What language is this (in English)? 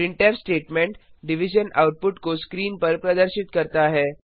Hindi